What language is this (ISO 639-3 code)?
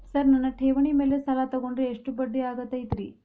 kan